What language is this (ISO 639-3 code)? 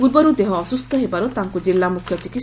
ori